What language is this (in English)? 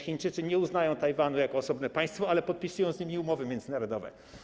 Polish